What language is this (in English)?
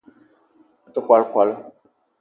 Eton (Cameroon)